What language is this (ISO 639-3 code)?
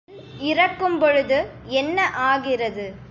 tam